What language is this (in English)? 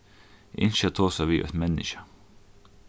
Faroese